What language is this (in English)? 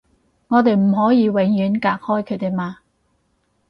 Cantonese